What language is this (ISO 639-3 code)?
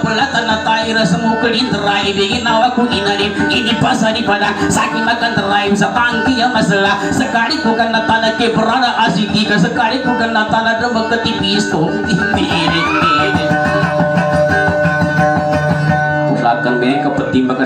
ind